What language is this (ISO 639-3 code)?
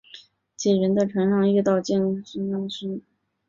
zho